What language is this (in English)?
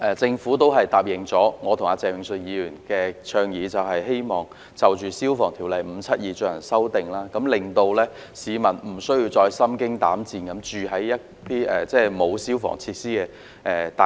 Cantonese